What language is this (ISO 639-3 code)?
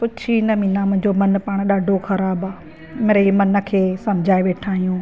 snd